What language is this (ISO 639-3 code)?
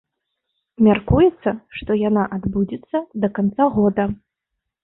bel